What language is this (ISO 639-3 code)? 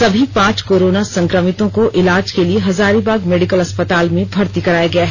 hin